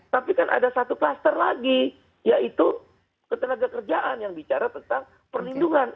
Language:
Indonesian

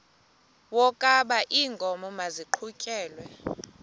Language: Xhosa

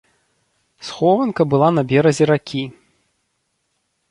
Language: Belarusian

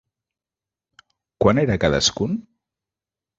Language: Catalan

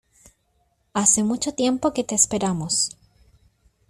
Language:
Spanish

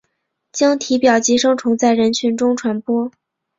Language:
Chinese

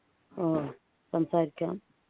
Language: Malayalam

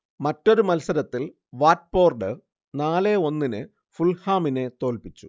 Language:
Malayalam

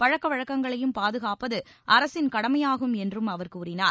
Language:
Tamil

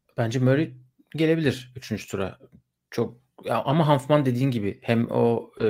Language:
Turkish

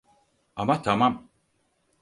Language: Turkish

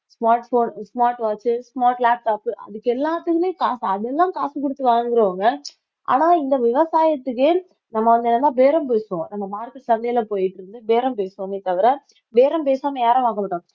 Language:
Tamil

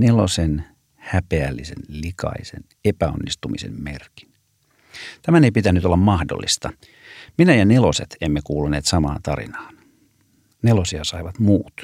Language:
Finnish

